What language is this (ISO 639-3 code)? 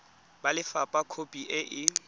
tsn